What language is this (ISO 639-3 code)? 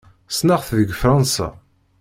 kab